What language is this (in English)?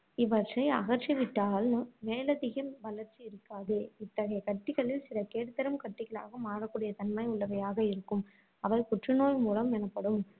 Tamil